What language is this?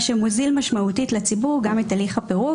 Hebrew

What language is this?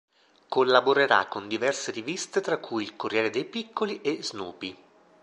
Italian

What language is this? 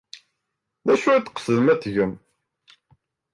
Kabyle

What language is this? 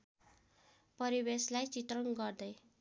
Nepali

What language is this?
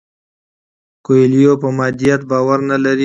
Pashto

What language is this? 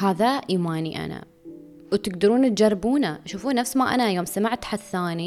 Arabic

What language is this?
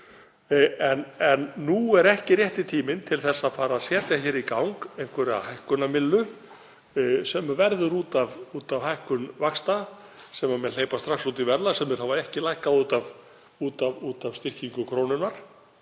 Icelandic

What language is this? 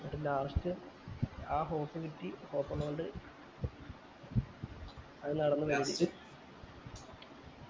Malayalam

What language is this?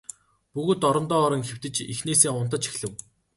Mongolian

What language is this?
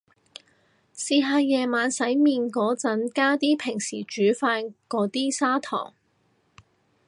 Cantonese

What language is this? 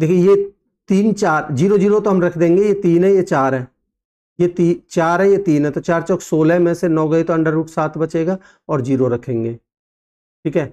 Hindi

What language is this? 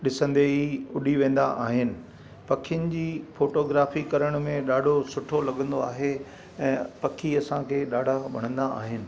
Sindhi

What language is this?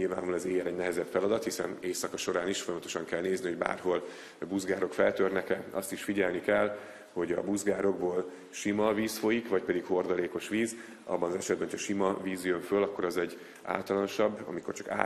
Hungarian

